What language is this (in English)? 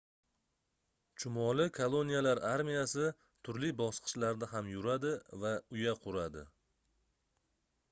Uzbek